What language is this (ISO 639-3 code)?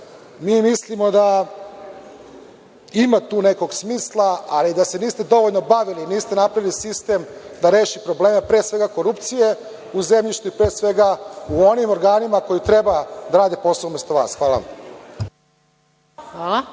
srp